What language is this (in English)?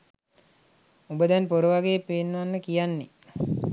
Sinhala